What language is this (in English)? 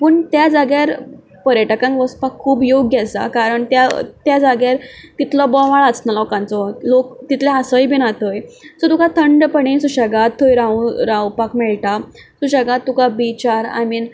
Konkani